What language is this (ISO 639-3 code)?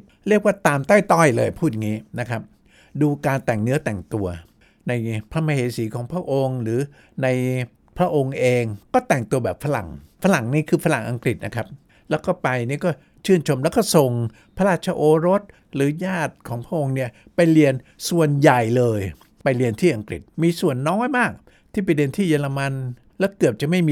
tha